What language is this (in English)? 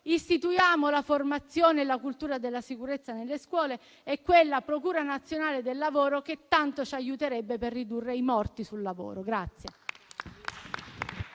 Italian